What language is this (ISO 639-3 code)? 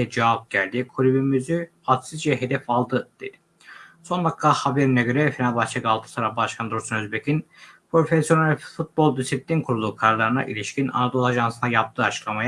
tur